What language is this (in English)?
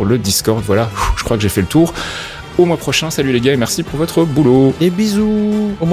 French